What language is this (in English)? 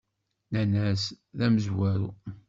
Kabyle